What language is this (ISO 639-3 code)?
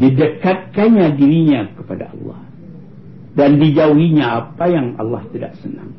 msa